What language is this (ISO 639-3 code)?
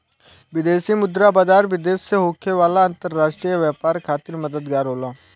bho